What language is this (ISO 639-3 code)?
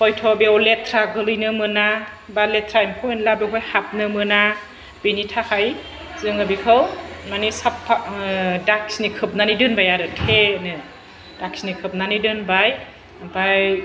brx